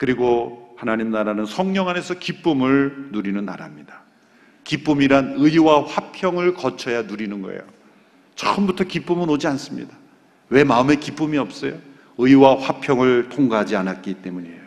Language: Korean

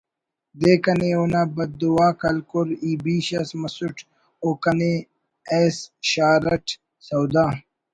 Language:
Brahui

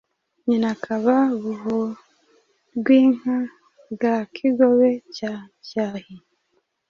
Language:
Kinyarwanda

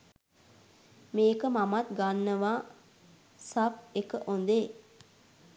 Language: Sinhala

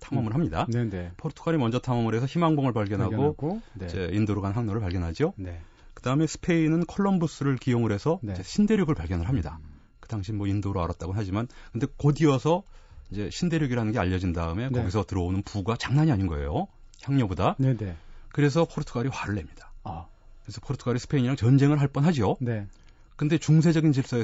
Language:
Korean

